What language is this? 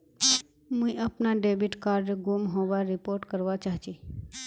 Magahi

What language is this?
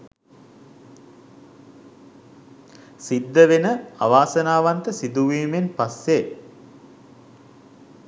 Sinhala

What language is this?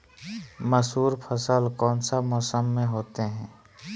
Magahi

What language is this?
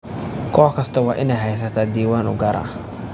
Somali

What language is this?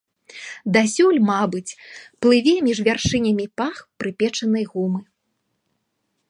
Belarusian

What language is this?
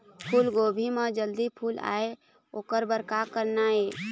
Chhattisgarhi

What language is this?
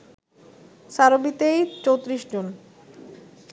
Bangla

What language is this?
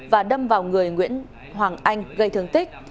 Vietnamese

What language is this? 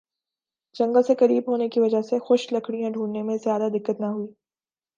Urdu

